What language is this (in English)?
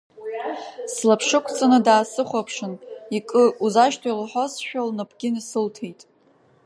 Abkhazian